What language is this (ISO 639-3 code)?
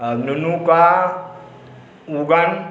mai